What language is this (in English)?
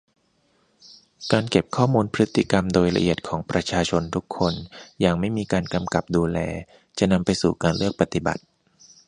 Thai